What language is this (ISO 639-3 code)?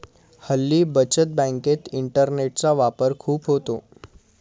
mar